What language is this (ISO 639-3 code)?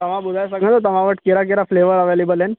snd